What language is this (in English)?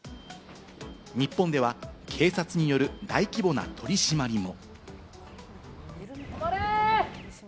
Japanese